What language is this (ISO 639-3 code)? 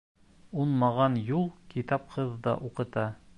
bak